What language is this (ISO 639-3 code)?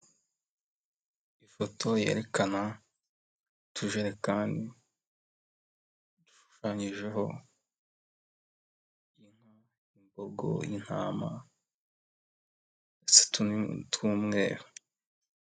kin